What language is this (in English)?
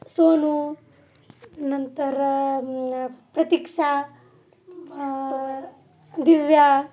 Marathi